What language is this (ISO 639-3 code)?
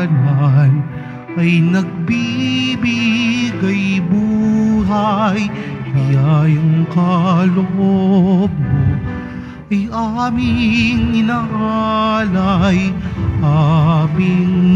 fil